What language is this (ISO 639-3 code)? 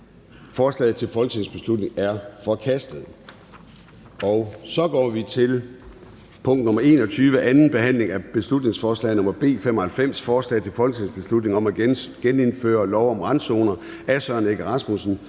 dan